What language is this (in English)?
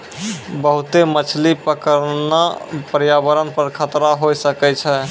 Maithili